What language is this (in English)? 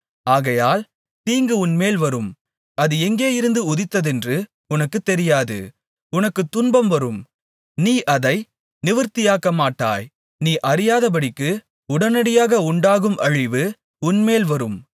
Tamil